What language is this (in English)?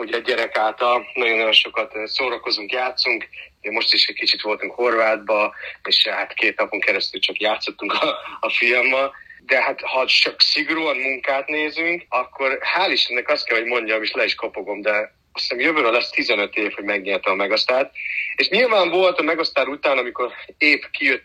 Hungarian